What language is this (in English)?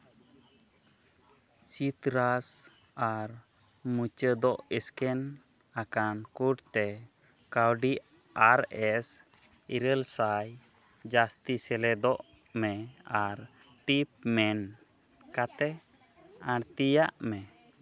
Santali